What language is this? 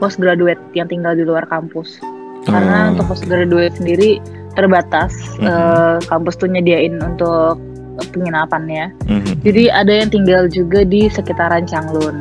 Indonesian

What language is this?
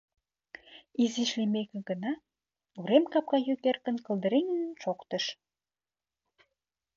Mari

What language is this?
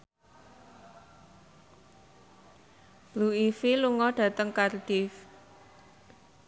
Javanese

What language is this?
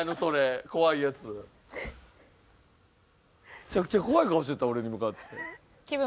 Japanese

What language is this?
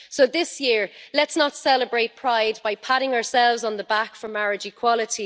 English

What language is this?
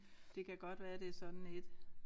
Danish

